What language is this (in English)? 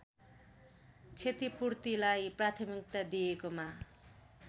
Nepali